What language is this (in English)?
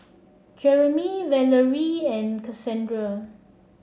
English